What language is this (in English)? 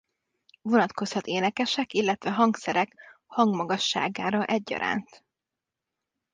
Hungarian